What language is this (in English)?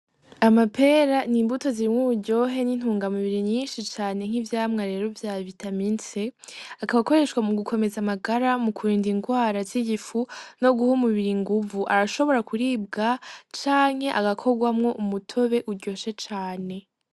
Rundi